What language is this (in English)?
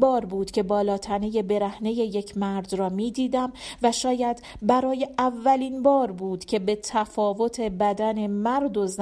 Persian